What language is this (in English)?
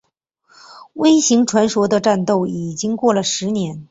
Chinese